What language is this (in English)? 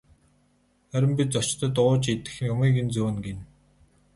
Mongolian